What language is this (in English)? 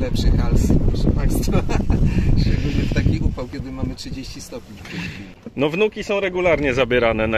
Polish